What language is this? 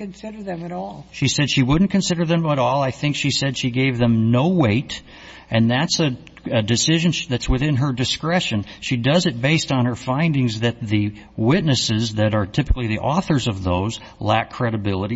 English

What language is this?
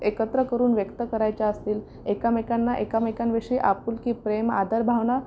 Marathi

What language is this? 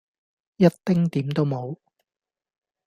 Cantonese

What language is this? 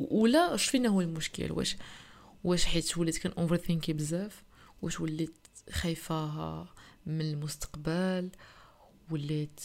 Arabic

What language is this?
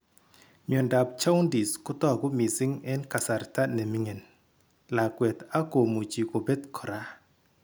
Kalenjin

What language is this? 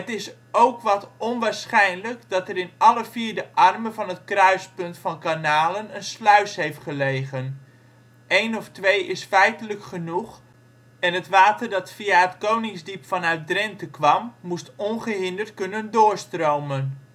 Dutch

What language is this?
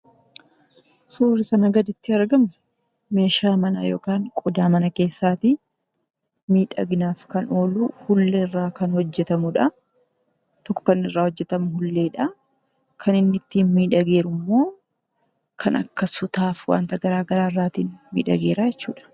Oromo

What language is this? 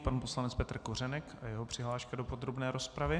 Czech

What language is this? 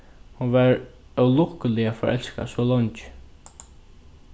Faroese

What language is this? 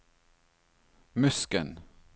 Norwegian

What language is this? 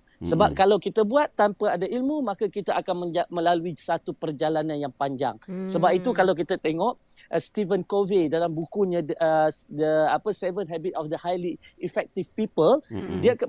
Malay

